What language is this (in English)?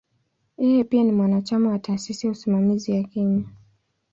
Swahili